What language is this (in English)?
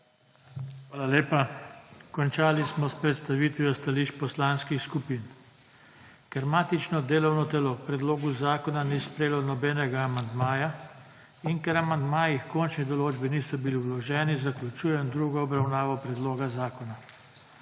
Slovenian